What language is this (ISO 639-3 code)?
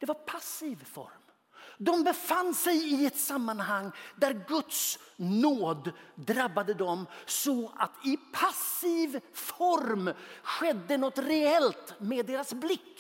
swe